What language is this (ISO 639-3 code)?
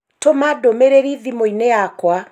kik